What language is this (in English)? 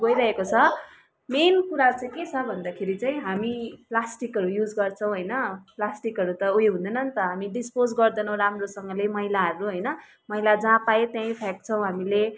Nepali